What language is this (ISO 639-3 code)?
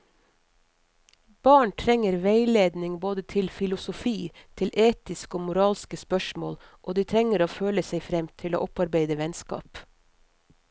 nor